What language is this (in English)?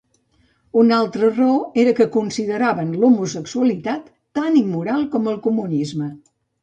Catalan